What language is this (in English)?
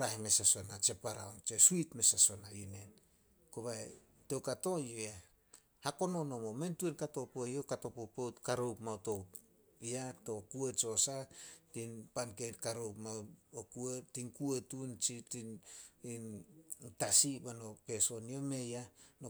Solos